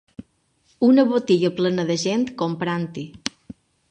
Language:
Catalan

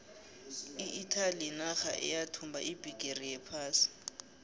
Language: South Ndebele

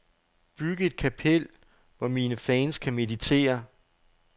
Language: Danish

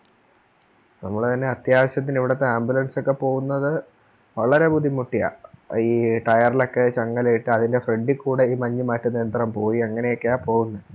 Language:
Malayalam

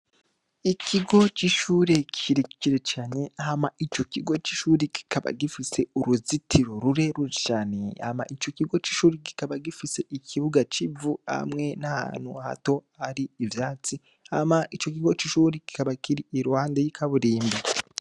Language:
Rundi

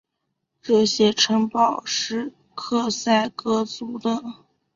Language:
Chinese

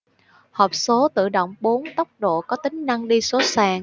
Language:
Vietnamese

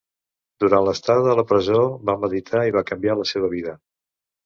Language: Catalan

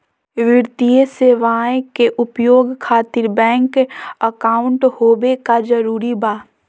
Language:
Magahi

